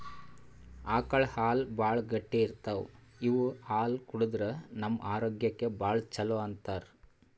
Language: Kannada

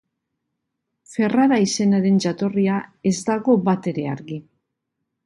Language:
Basque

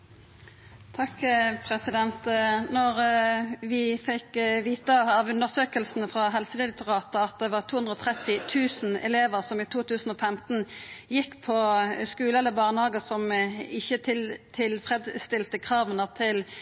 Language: Norwegian Nynorsk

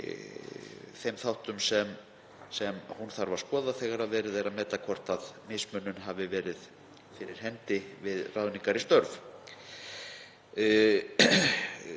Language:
Icelandic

